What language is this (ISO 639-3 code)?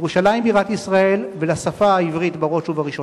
heb